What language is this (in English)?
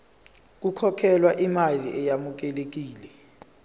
Zulu